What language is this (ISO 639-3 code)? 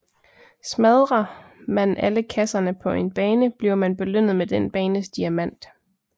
dan